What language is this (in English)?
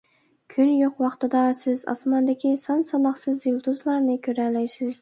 Uyghur